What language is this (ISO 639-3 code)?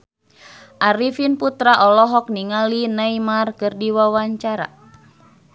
sun